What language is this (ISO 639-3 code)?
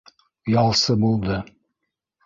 bak